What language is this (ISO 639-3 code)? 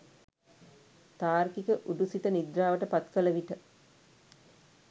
sin